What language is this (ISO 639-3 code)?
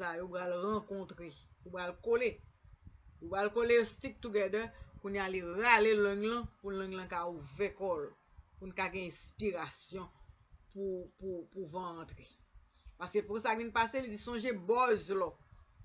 fra